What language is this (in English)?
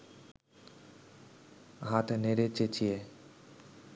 Bangla